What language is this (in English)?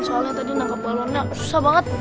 Indonesian